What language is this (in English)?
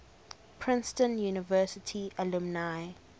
English